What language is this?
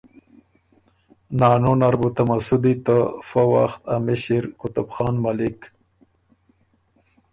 Ormuri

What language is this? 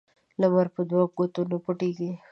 Pashto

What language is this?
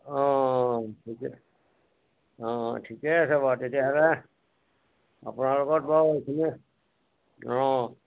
Assamese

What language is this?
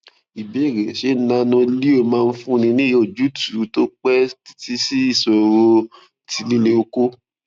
Yoruba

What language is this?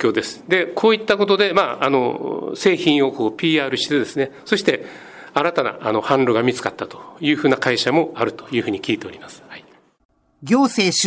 Japanese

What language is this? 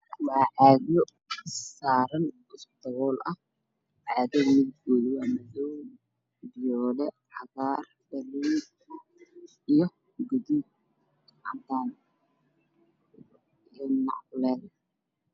Somali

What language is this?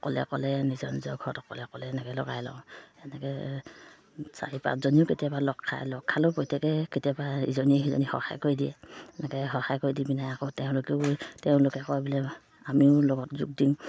Assamese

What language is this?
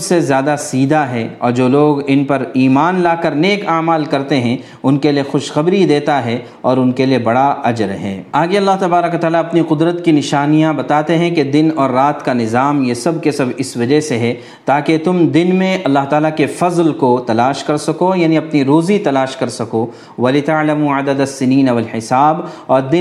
Urdu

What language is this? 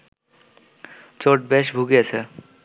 Bangla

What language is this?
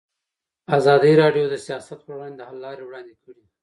Pashto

